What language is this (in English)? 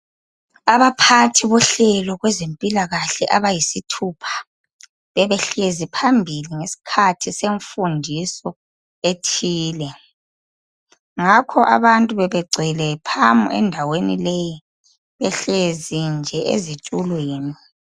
North Ndebele